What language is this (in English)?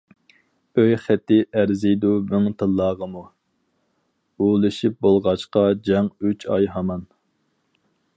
Uyghur